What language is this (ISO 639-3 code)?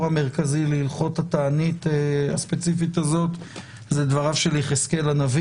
heb